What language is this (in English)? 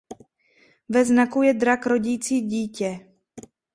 Czech